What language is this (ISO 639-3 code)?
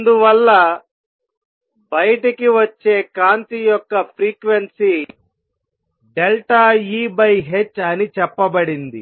tel